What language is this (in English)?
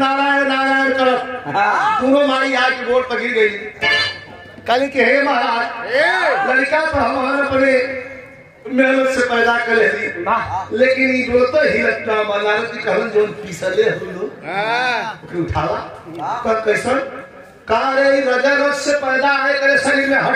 Arabic